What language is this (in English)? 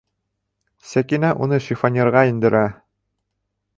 Bashkir